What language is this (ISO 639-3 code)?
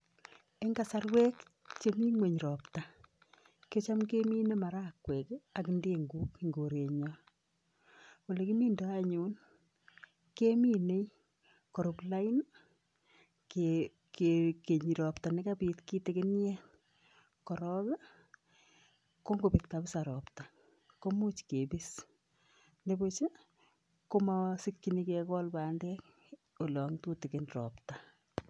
kln